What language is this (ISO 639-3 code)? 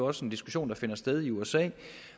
dan